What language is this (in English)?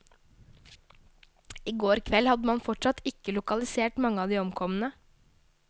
Norwegian